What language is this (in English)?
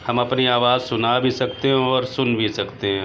Urdu